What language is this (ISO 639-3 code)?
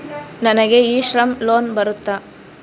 kan